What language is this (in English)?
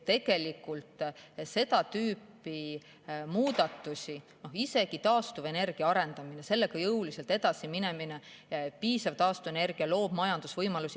Estonian